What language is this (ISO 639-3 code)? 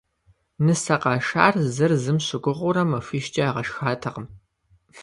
kbd